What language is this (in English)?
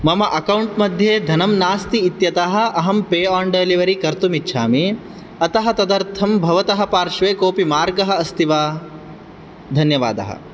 Sanskrit